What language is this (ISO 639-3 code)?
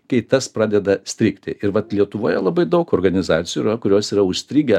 lit